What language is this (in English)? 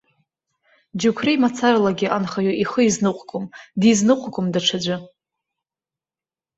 Abkhazian